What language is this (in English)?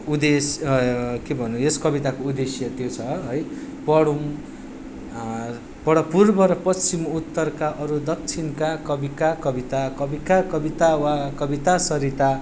Nepali